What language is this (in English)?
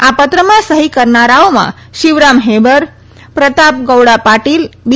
Gujarati